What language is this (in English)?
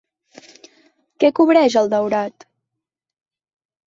Catalan